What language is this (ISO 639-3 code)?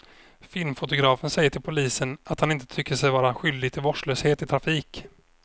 swe